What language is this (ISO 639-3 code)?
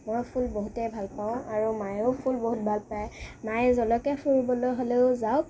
asm